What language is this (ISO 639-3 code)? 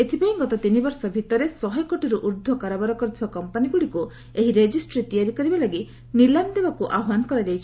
ori